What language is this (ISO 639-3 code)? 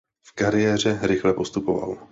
ces